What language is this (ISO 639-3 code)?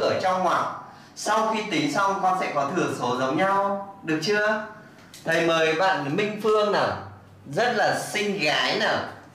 vie